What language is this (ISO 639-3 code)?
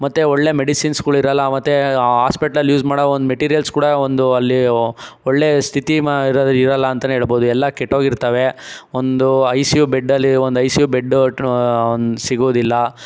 kan